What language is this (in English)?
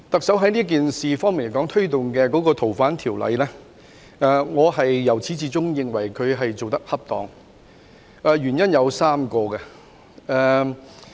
Cantonese